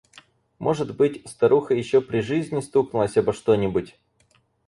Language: Russian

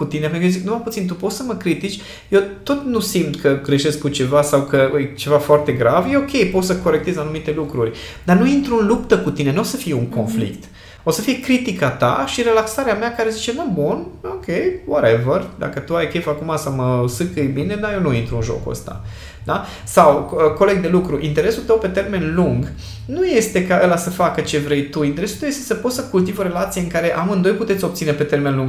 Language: Romanian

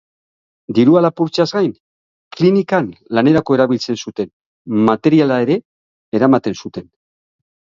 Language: Basque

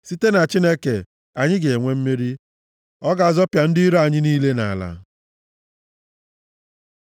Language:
Igbo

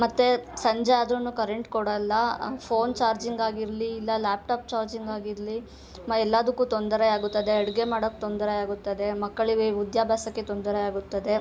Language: Kannada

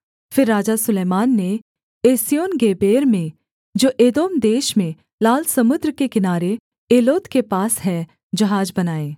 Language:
Hindi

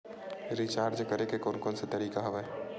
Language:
Chhattisgarhi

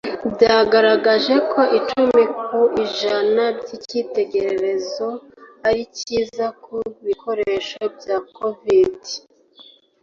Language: Kinyarwanda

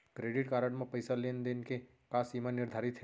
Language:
Chhattisgarhi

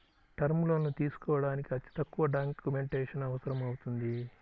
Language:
Telugu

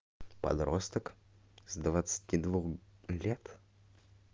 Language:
Russian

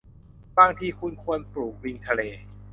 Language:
Thai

